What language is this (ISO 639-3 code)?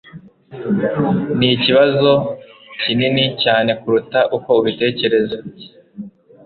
kin